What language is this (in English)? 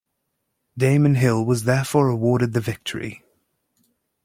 English